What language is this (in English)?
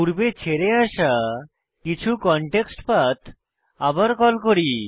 Bangla